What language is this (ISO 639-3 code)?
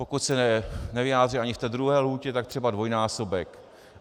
ces